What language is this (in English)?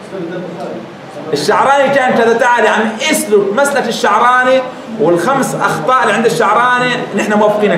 Arabic